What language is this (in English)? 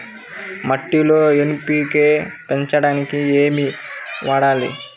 Telugu